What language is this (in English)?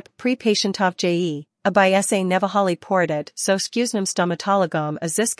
Slovak